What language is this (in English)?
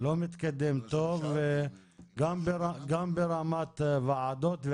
Hebrew